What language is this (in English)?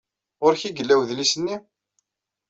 Kabyle